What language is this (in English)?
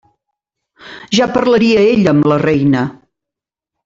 Catalan